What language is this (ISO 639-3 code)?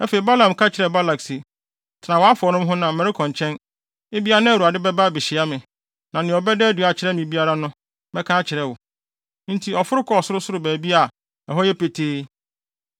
aka